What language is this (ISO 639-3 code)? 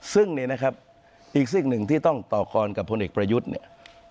tha